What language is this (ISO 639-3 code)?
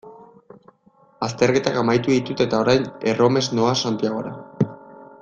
eus